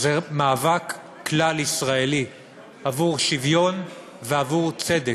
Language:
Hebrew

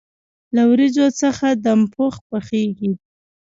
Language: Pashto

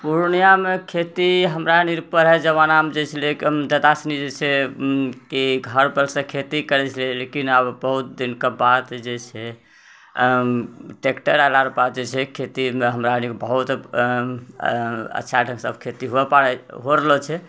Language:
Maithili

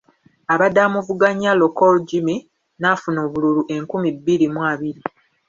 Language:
Ganda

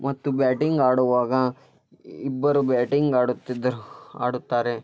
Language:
Kannada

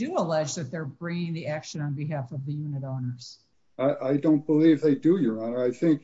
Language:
English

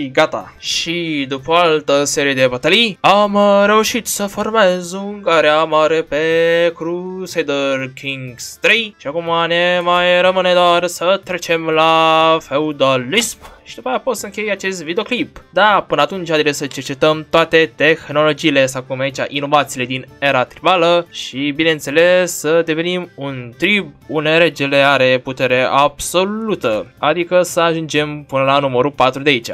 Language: Romanian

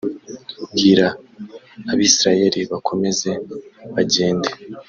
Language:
Kinyarwanda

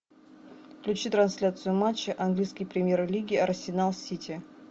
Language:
Russian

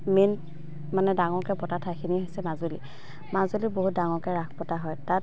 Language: Assamese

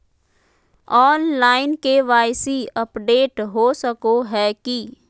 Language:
Magahi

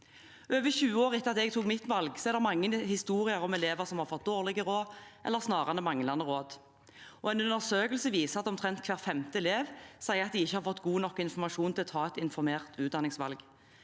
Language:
Norwegian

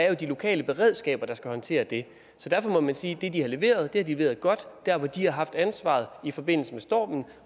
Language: Danish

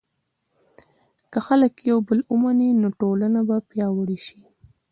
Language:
Pashto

